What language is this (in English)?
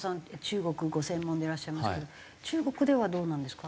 Japanese